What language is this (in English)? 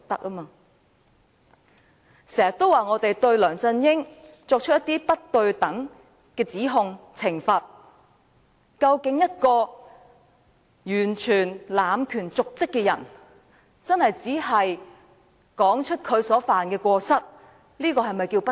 Cantonese